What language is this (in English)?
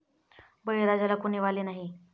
Marathi